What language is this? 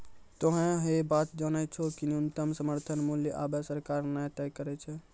Maithili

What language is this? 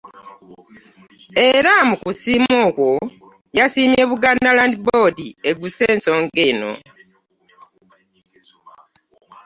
Ganda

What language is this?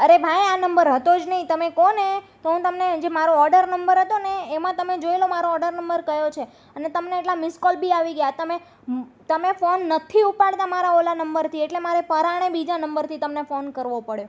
Gujarati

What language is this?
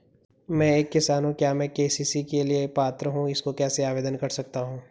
Hindi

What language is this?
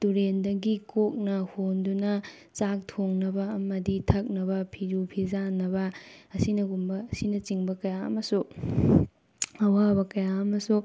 Manipuri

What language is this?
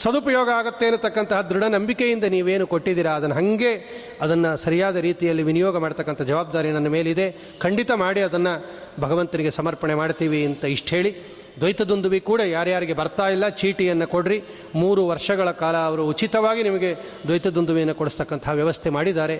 Kannada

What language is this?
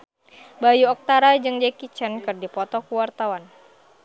Sundanese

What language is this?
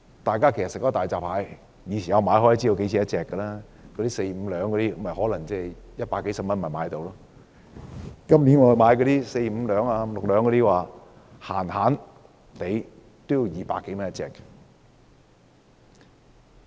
Cantonese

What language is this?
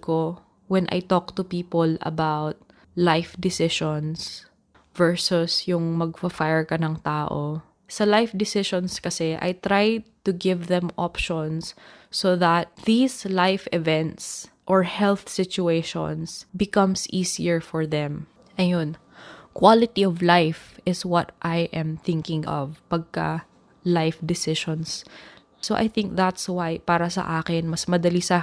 Filipino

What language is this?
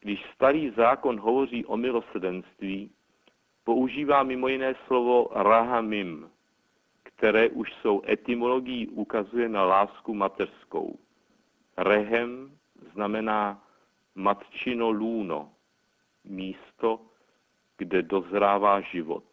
Czech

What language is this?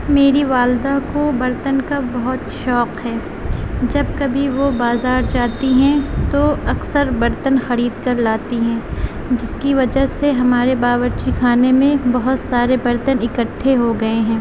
Urdu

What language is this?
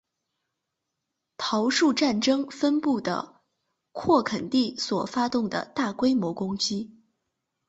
Chinese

